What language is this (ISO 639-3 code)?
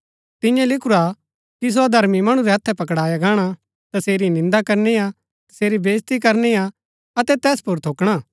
gbk